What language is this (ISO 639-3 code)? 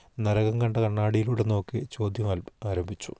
mal